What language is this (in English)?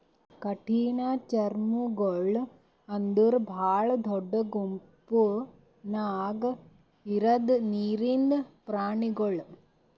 Kannada